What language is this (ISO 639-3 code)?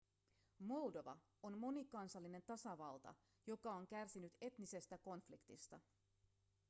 fin